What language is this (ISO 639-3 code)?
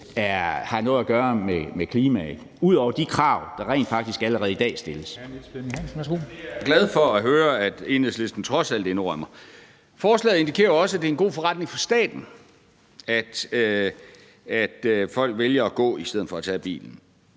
dan